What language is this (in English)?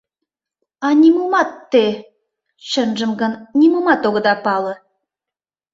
Mari